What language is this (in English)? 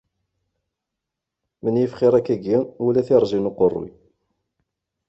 Kabyle